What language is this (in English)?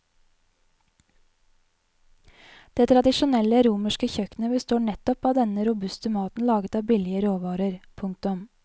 Norwegian